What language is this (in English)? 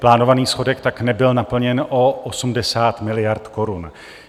Czech